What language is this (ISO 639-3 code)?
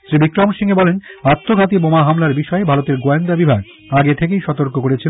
ben